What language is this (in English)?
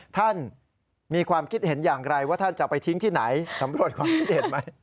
Thai